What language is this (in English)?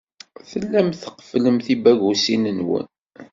Kabyle